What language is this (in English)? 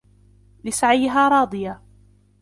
Arabic